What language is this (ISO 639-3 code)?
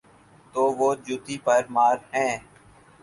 urd